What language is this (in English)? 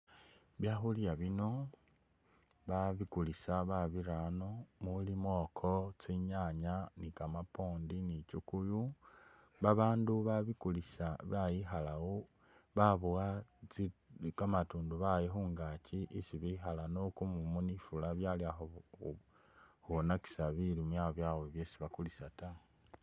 Masaaba